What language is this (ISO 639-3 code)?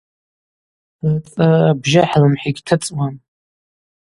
abq